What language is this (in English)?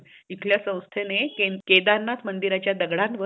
Marathi